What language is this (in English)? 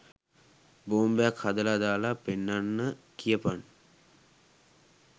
Sinhala